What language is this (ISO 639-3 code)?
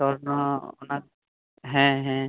sat